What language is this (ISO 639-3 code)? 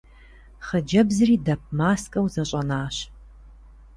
kbd